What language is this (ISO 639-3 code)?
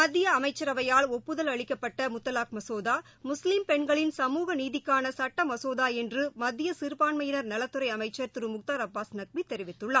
tam